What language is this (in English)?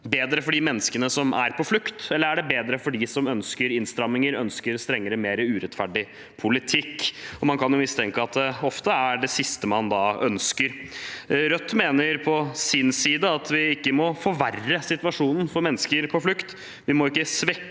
Norwegian